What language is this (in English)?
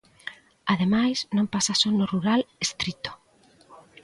Galician